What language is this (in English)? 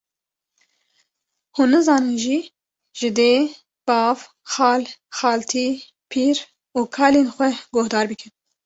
Kurdish